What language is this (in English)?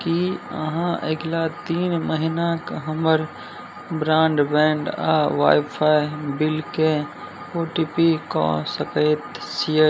Maithili